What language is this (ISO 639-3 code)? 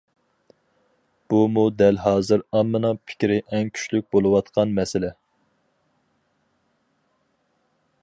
uig